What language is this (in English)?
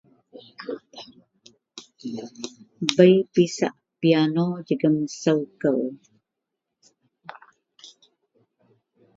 Central Melanau